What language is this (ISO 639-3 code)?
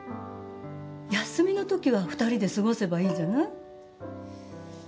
jpn